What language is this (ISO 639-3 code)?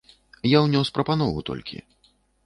bel